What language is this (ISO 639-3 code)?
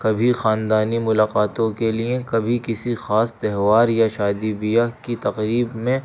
urd